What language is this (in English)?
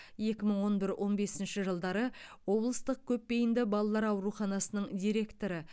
Kazakh